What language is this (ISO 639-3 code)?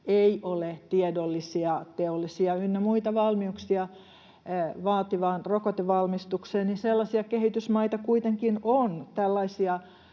fin